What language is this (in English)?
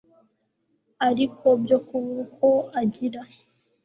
Kinyarwanda